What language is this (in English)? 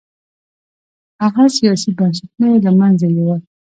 Pashto